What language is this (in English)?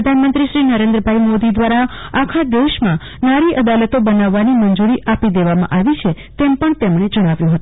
Gujarati